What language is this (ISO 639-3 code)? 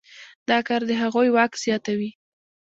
pus